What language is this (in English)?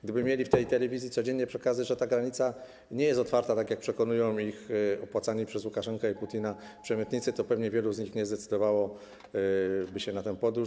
Polish